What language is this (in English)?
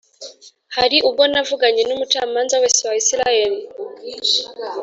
Kinyarwanda